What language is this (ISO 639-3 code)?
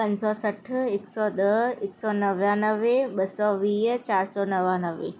snd